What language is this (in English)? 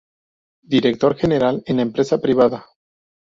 Spanish